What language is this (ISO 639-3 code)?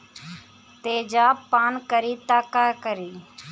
bho